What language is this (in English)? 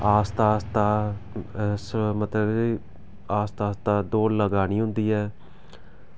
Dogri